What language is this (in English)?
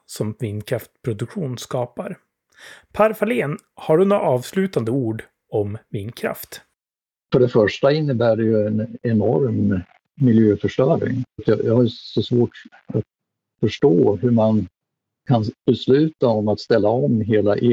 Swedish